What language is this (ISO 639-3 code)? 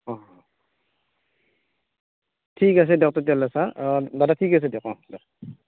asm